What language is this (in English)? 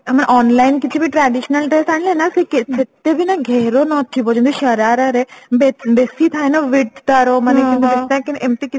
Odia